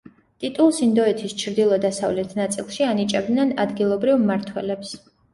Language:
Georgian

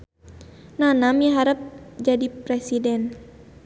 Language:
Sundanese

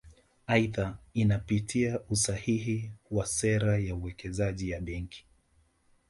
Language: Swahili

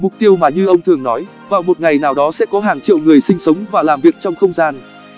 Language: Vietnamese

